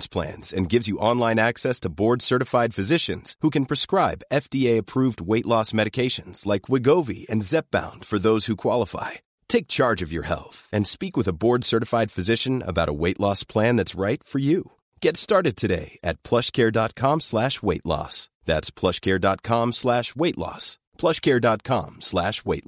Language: Filipino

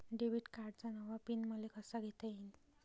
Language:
Marathi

